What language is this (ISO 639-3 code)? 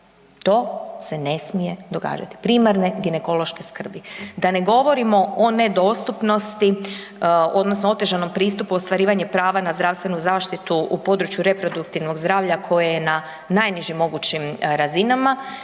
hrv